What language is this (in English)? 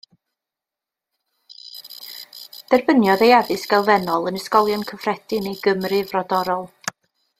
Welsh